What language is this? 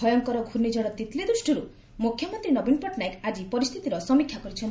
Odia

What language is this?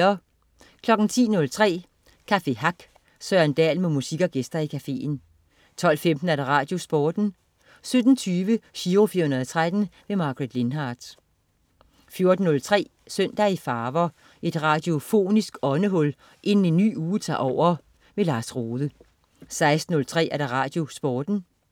Danish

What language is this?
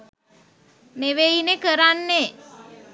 Sinhala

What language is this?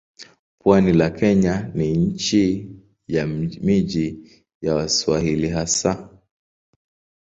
Swahili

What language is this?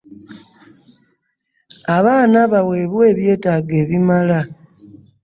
Ganda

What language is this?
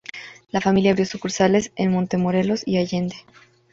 Spanish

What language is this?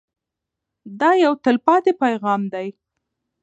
Pashto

